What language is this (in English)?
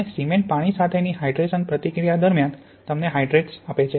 Gujarati